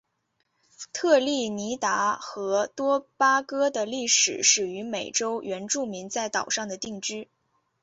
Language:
Chinese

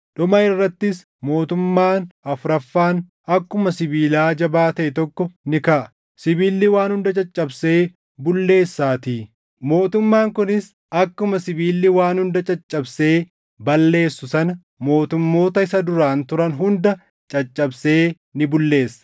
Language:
Oromo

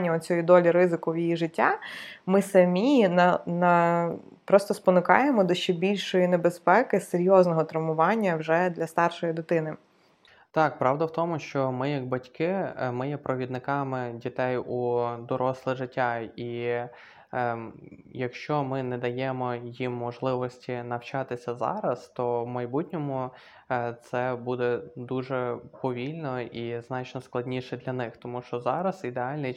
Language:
Ukrainian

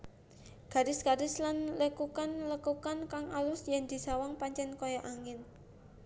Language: Javanese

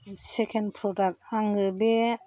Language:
Bodo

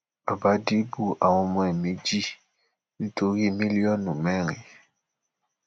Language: Yoruba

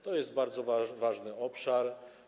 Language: Polish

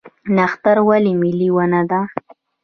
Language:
Pashto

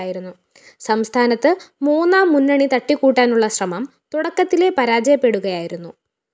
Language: Malayalam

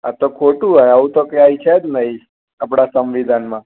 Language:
Gujarati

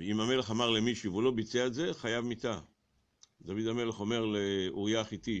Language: Hebrew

